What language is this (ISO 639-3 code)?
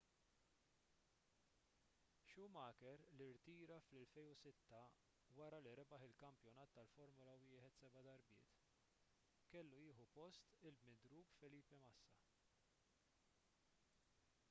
mlt